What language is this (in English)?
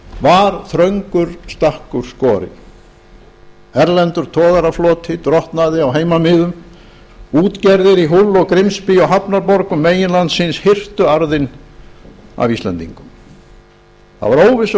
Icelandic